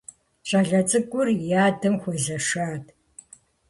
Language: Kabardian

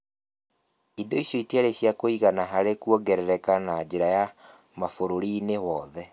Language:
Kikuyu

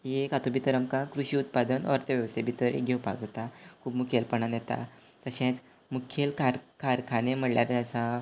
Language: Konkani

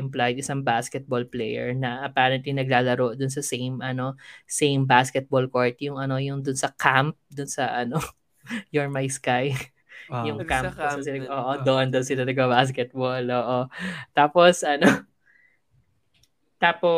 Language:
Filipino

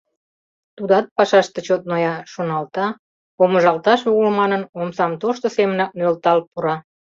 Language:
Mari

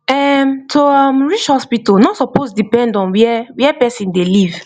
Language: Nigerian Pidgin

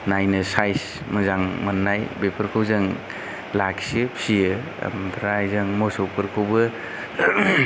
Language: Bodo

